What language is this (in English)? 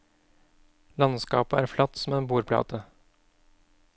Norwegian